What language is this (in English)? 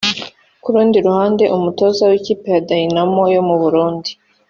Kinyarwanda